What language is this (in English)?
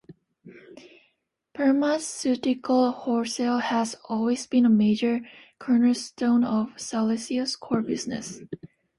English